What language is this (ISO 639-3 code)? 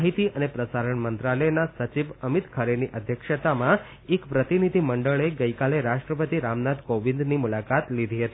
guj